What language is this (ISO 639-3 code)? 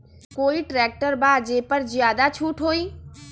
mag